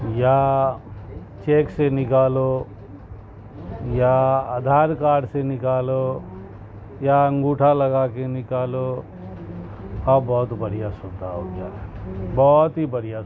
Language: Urdu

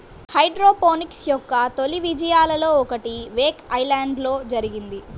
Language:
Telugu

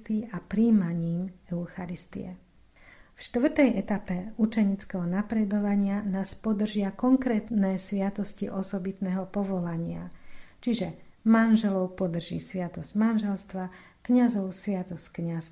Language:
Slovak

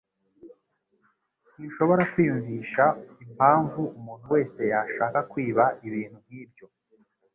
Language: Kinyarwanda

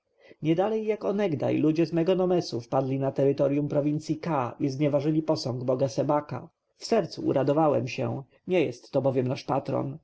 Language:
Polish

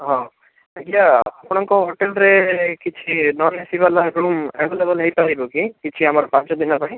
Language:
Odia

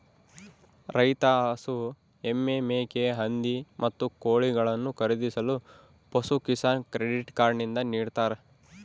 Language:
Kannada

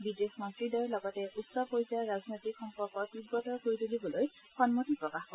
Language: Assamese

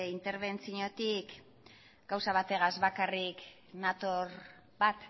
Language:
Basque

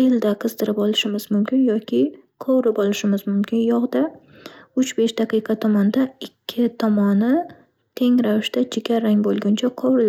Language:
Uzbek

